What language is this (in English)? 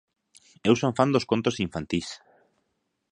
Galician